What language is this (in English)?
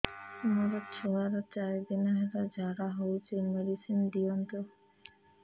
Odia